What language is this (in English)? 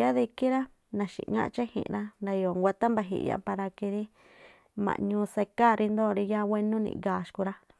Tlacoapa Me'phaa